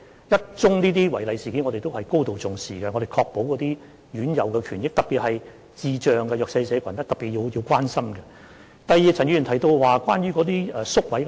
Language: Cantonese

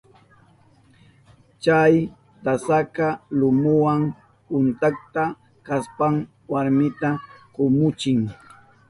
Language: Southern Pastaza Quechua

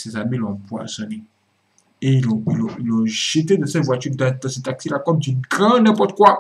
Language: French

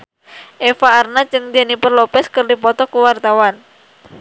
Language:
Sundanese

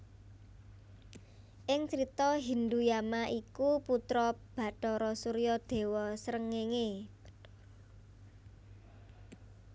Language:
Javanese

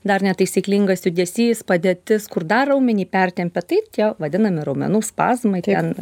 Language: Lithuanian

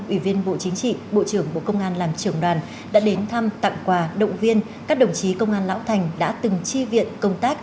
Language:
Vietnamese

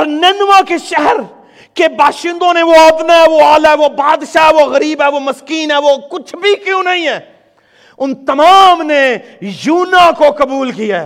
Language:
Urdu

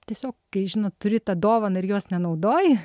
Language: Lithuanian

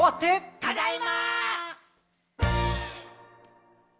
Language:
Japanese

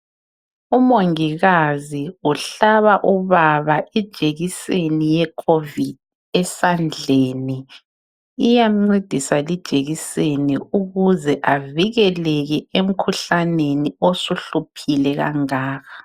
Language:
North Ndebele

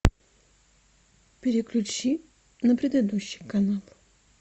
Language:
Russian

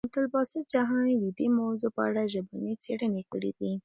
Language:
Pashto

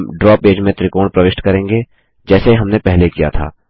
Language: Hindi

